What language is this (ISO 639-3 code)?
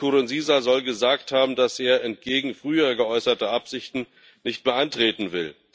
deu